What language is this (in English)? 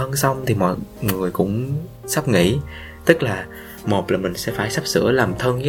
Vietnamese